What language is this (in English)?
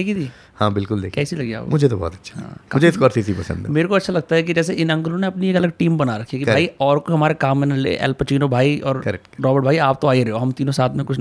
Hindi